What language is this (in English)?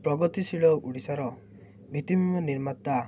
Odia